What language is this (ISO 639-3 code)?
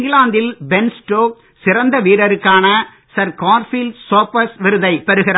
tam